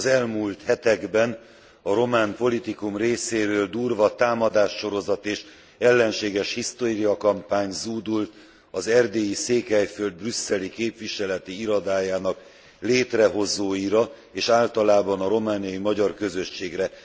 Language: Hungarian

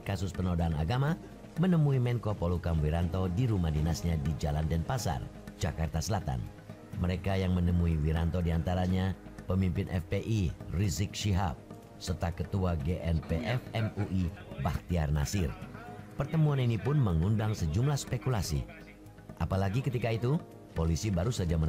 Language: Indonesian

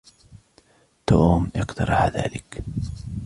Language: Arabic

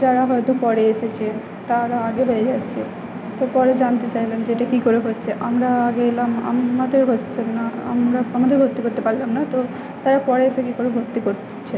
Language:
Bangla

